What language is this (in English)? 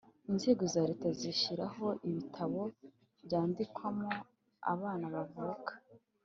Kinyarwanda